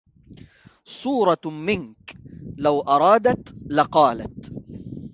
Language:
Arabic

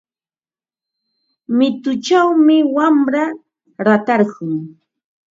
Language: Ambo-Pasco Quechua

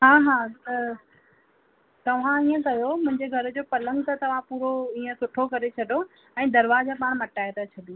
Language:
Sindhi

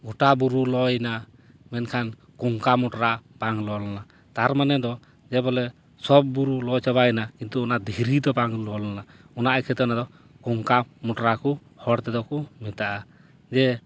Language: Santali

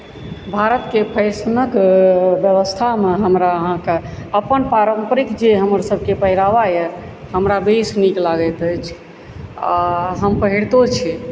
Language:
Maithili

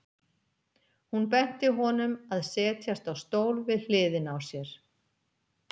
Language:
Icelandic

